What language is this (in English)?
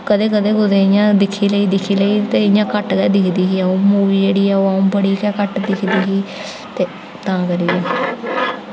Dogri